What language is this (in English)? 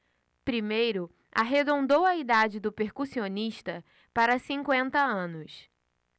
Portuguese